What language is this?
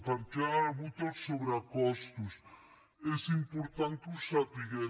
Catalan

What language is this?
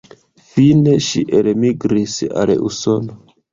Esperanto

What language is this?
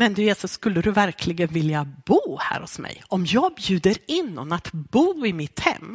Swedish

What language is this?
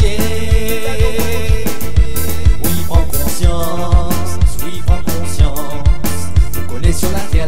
French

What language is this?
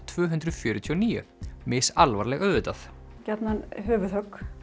Icelandic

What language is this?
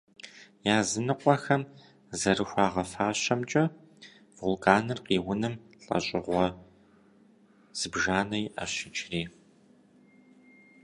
Kabardian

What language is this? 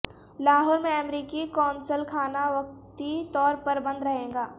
Urdu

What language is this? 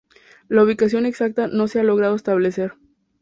Spanish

